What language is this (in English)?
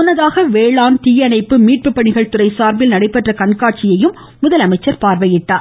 Tamil